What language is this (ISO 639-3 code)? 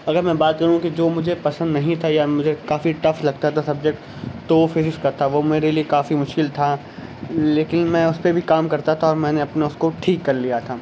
urd